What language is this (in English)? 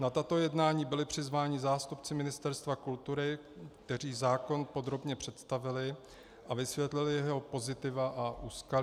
Czech